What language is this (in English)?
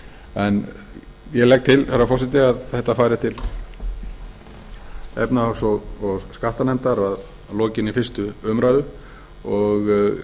Icelandic